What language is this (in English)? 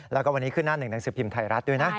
Thai